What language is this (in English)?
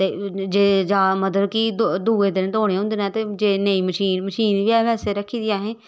Dogri